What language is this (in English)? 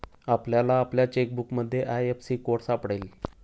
Marathi